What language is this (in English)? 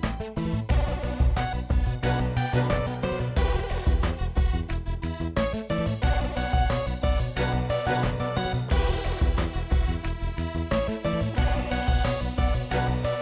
Indonesian